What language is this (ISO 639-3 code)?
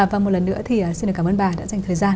vie